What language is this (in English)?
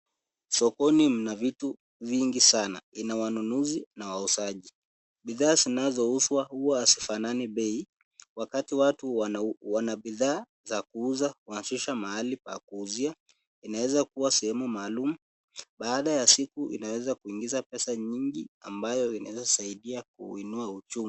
Swahili